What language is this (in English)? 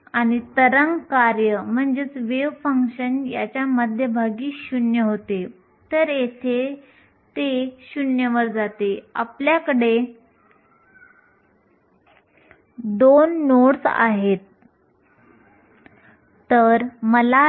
Marathi